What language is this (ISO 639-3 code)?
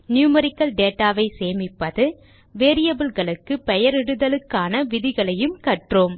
tam